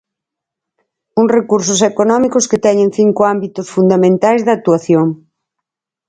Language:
Galician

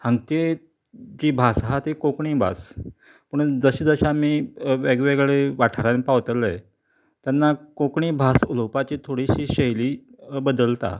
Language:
Konkani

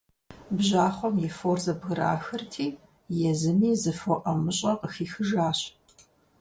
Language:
Kabardian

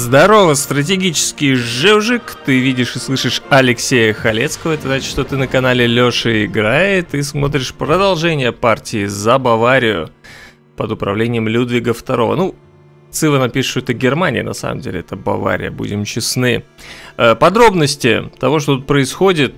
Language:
Russian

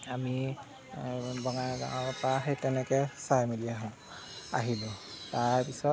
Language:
Assamese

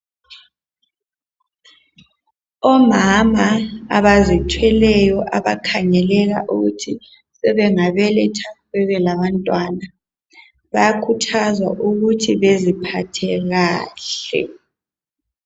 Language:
North Ndebele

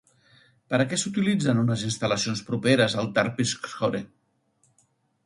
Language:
Catalan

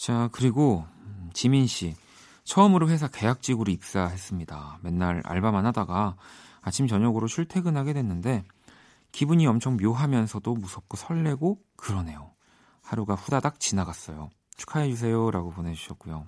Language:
Korean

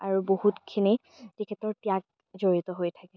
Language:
Assamese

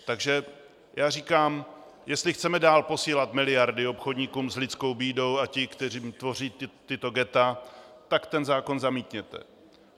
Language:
Czech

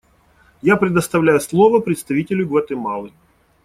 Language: Russian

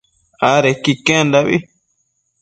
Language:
Matsés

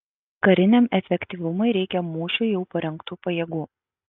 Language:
Lithuanian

